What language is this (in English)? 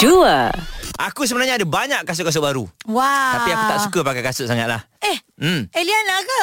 Malay